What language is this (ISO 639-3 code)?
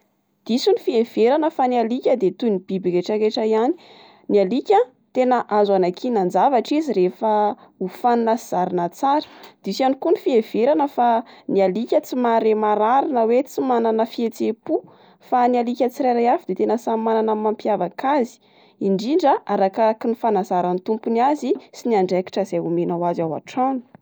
mlg